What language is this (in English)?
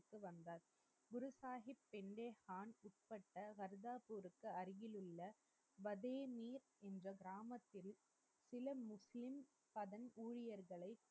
Tamil